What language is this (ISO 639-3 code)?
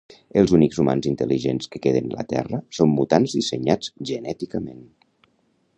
cat